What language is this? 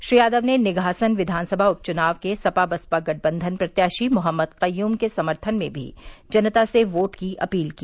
Hindi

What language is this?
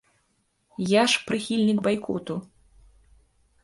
Belarusian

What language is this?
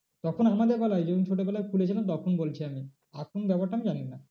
Bangla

